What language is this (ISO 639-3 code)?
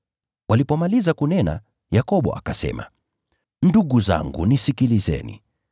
swa